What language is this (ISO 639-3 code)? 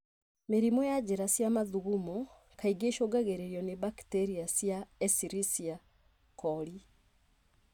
kik